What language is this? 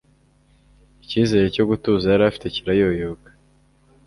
Kinyarwanda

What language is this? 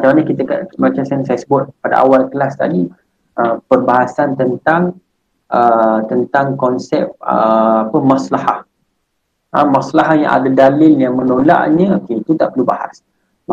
Malay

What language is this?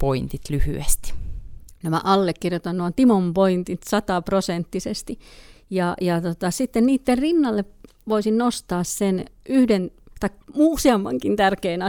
Finnish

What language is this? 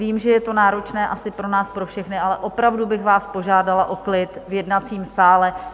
Czech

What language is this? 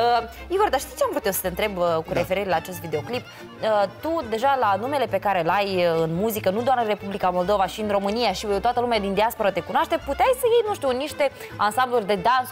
Romanian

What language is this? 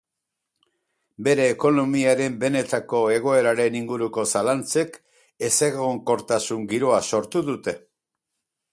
Basque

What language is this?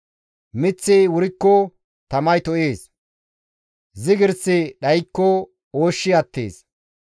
Gamo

